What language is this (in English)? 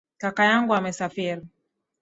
Swahili